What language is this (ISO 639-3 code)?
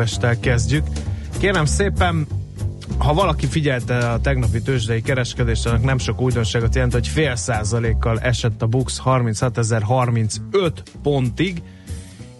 hun